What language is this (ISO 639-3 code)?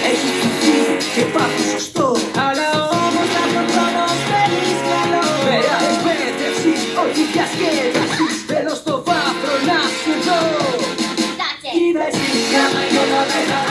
ell